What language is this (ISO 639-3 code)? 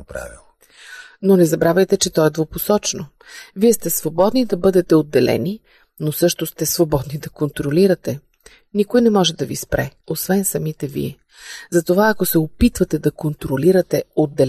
bul